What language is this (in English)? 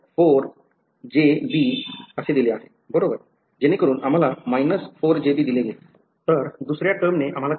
Marathi